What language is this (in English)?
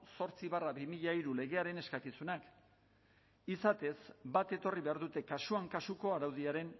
Basque